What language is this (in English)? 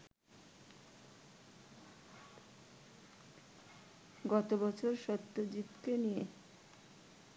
Bangla